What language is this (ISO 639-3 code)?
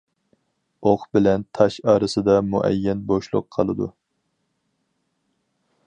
uig